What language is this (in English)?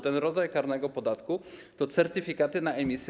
Polish